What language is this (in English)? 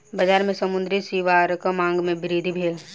Maithili